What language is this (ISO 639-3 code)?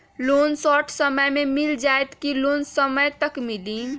mag